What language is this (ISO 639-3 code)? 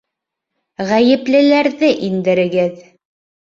bak